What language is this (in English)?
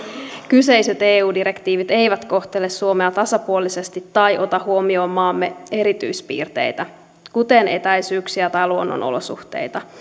Finnish